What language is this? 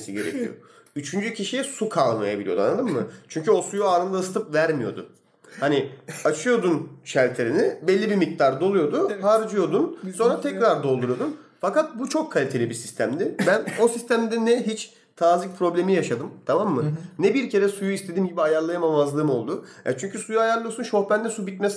Turkish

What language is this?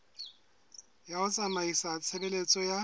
Southern Sotho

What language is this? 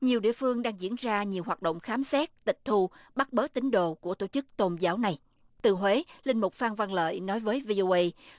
Vietnamese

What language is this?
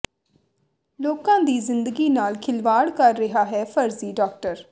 Punjabi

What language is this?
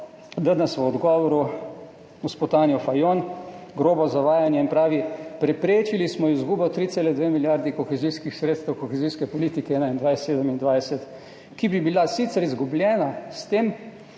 Slovenian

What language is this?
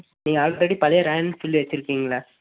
Tamil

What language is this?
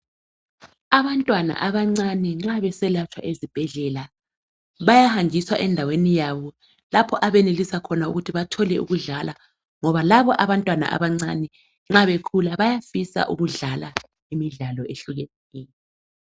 North Ndebele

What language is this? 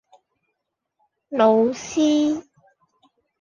Cantonese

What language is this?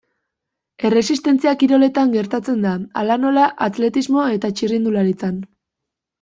Basque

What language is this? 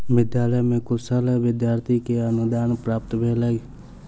Maithili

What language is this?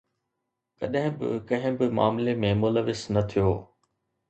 Sindhi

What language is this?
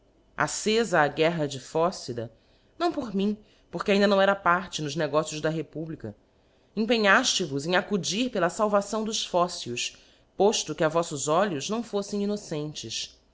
Portuguese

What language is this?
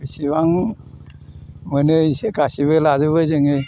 Bodo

